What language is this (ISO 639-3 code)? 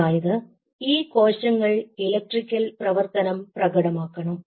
mal